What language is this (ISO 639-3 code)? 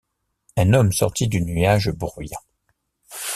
fra